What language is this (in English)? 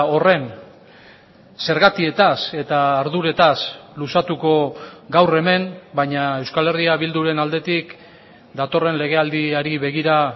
Basque